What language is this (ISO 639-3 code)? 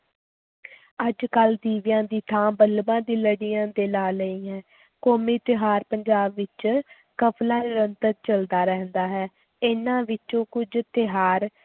pan